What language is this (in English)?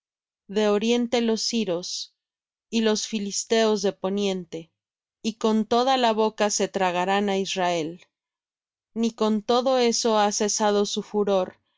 Spanish